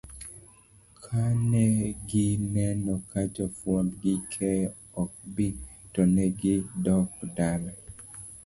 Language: Luo (Kenya and Tanzania)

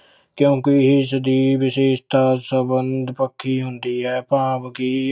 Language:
Punjabi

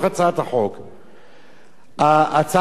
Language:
Hebrew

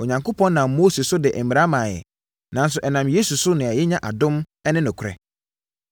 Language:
Akan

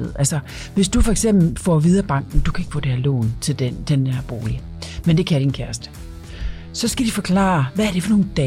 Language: Danish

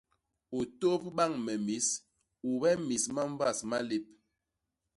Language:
Basaa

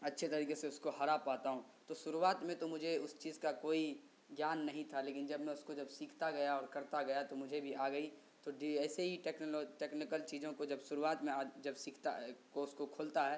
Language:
Urdu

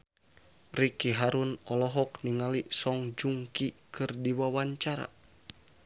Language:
Sundanese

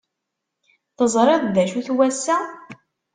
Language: Kabyle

